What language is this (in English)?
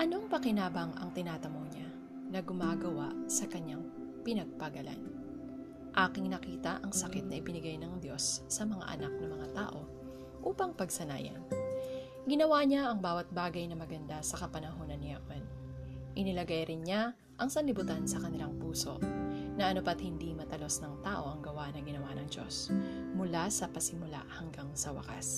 Filipino